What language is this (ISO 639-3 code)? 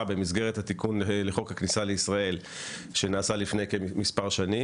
heb